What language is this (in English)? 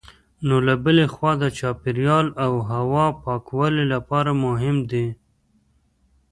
Pashto